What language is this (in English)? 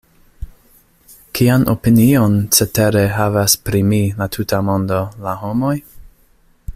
Esperanto